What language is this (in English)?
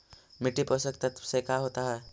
Magahi